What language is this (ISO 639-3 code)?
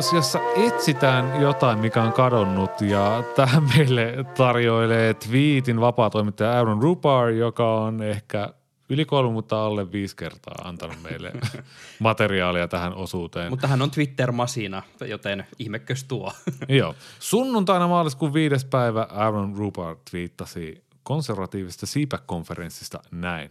fin